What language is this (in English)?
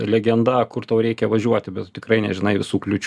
Lithuanian